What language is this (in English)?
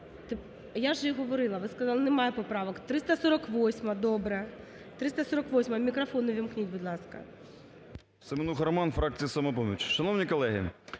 Ukrainian